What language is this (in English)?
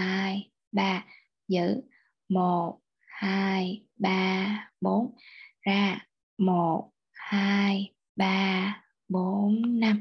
Vietnamese